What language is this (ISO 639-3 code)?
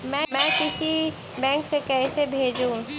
mag